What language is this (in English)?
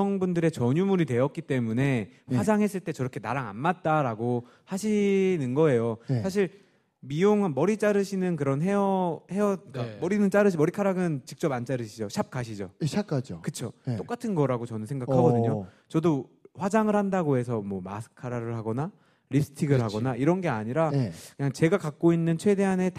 Korean